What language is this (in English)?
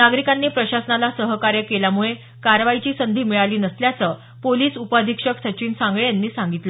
Marathi